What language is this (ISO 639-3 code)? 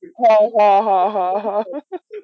ben